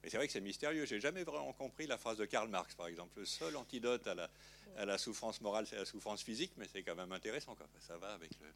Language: French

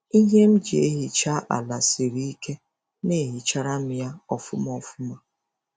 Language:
Igbo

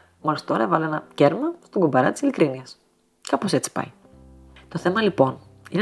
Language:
Greek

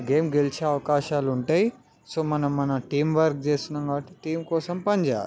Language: Telugu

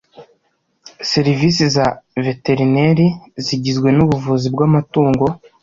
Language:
Kinyarwanda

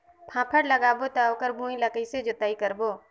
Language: Chhattisgarhi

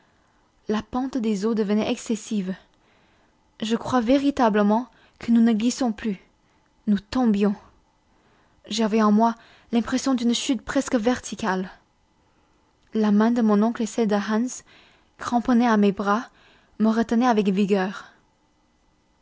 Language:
French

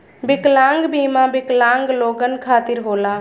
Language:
Bhojpuri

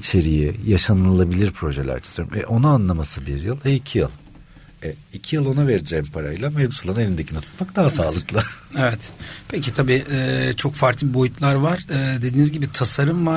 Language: Turkish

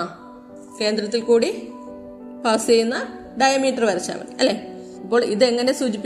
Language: Malayalam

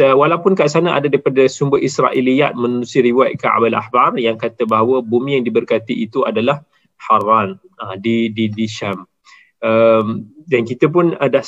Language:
Malay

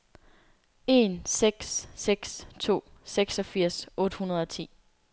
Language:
Danish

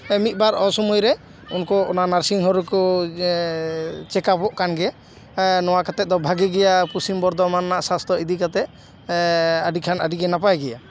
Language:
Santali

